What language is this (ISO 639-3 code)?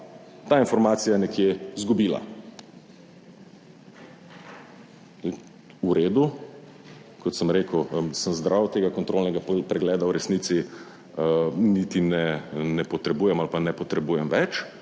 slv